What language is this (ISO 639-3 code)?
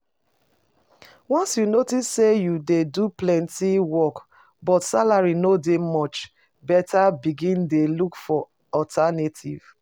pcm